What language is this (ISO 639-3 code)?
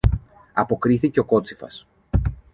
ell